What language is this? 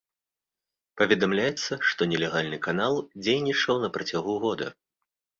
Belarusian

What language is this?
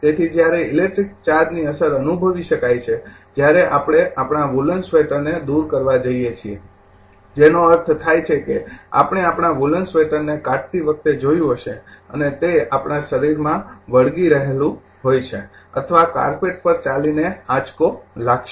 Gujarati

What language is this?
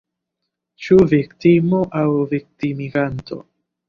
Esperanto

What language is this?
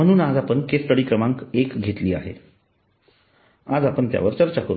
Marathi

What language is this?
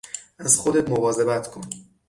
Persian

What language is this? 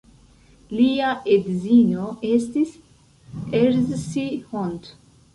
Esperanto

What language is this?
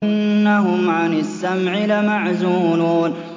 Arabic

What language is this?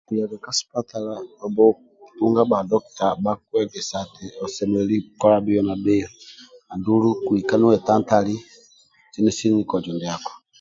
Amba (Uganda)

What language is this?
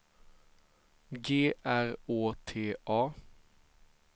Swedish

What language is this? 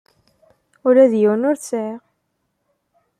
Kabyle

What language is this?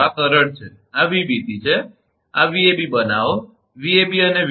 Gujarati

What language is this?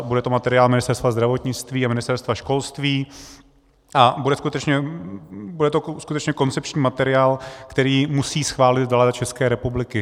Czech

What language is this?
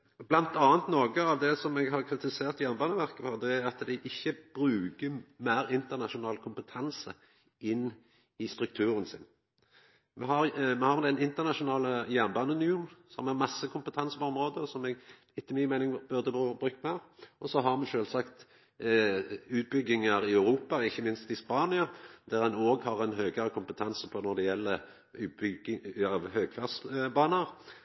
Norwegian Nynorsk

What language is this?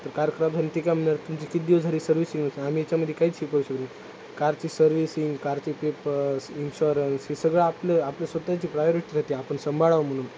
Marathi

